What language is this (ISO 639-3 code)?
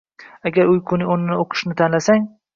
uzb